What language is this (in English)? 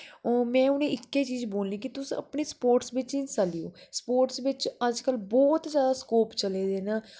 Dogri